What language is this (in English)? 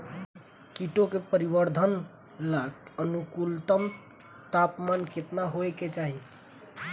Bhojpuri